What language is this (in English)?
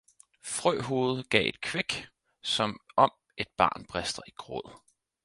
Danish